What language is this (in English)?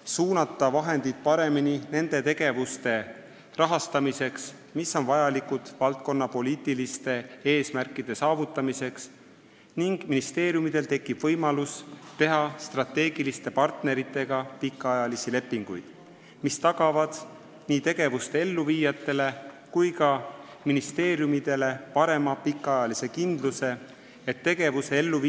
Estonian